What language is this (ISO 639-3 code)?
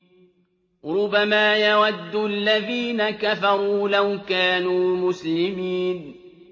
ara